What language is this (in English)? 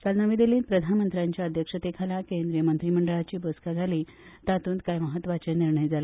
Konkani